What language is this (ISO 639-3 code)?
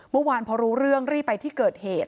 tha